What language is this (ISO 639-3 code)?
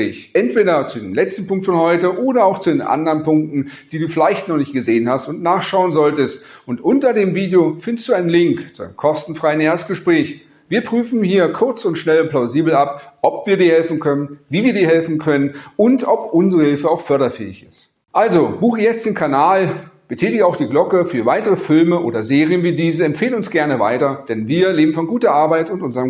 deu